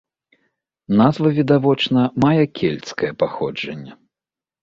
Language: Belarusian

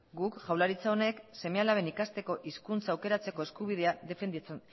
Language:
Basque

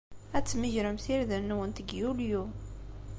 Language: Kabyle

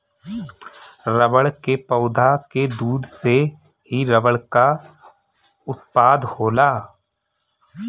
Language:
Bhojpuri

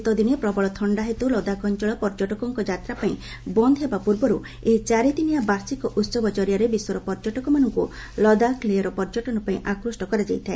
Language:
Odia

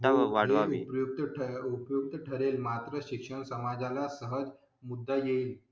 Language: Marathi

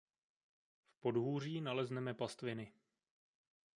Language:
Czech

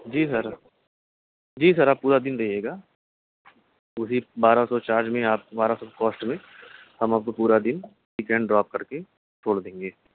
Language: Urdu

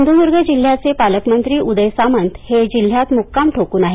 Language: Marathi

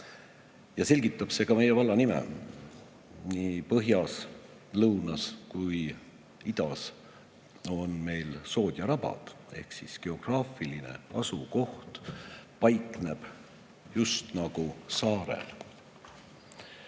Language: Estonian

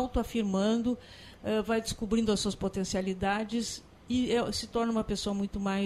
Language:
Portuguese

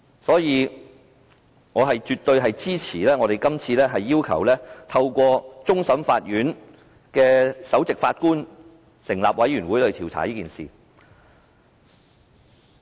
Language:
Cantonese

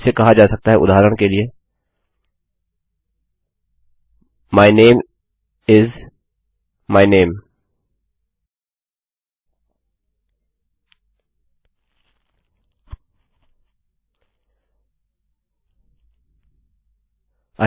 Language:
Hindi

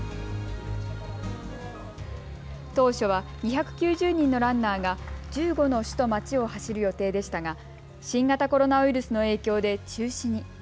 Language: Japanese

